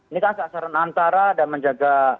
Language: Indonesian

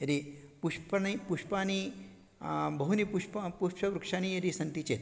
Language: Sanskrit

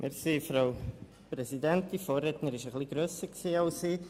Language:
Swiss German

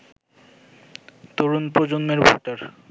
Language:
Bangla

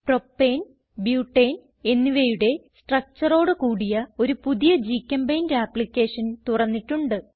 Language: Malayalam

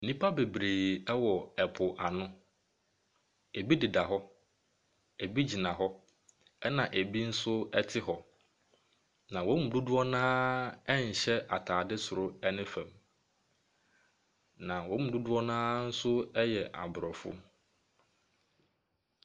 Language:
Akan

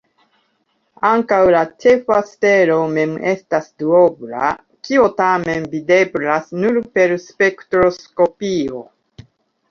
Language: Esperanto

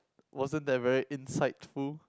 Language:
English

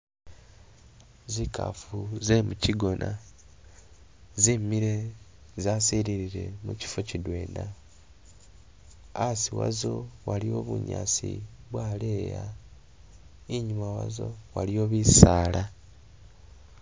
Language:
Masaaba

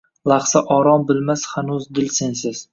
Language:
Uzbek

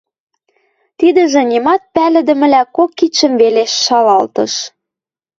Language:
Western Mari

